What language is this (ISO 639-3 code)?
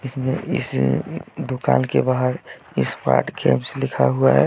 hin